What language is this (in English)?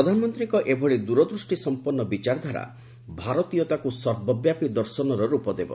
Odia